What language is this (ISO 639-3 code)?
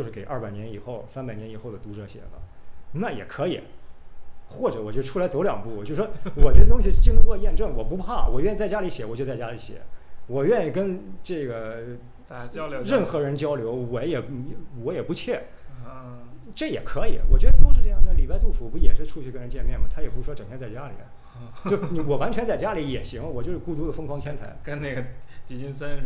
zho